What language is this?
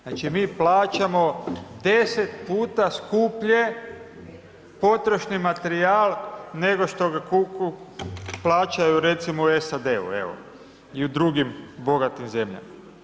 Croatian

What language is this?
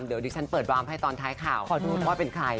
Thai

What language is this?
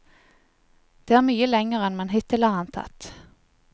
Norwegian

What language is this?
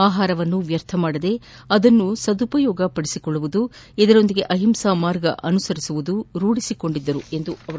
Kannada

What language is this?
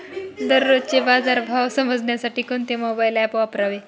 Marathi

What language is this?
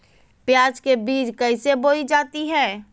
Magahi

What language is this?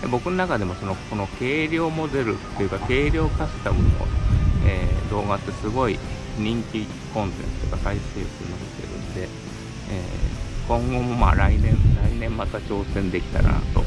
Japanese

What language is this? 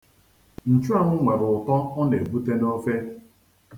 Igbo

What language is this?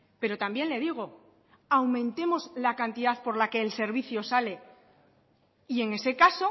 Spanish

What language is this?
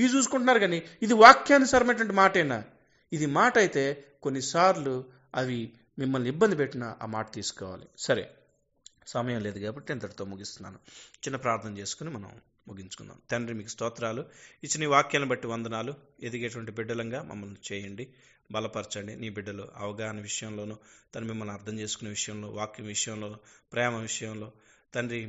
Telugu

